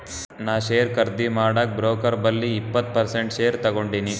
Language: Kannada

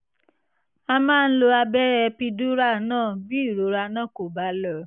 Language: Yoruba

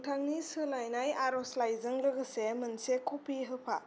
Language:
Bodo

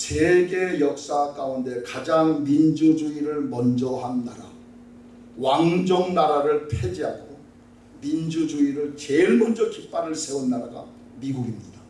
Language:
Korean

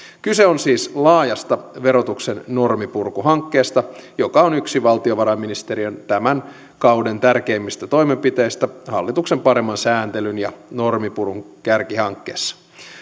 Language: Finnish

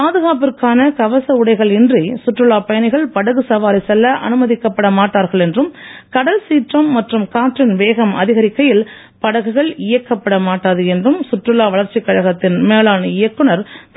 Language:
Tamil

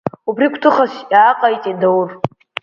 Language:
Abkhazian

